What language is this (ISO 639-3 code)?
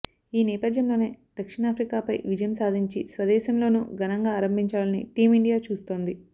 tel